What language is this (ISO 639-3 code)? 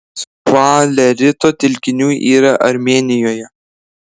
lit